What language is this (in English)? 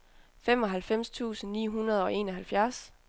Danish